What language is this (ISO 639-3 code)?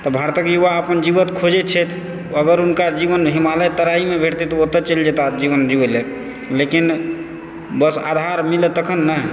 mai